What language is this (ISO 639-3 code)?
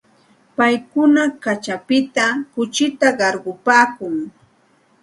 qxt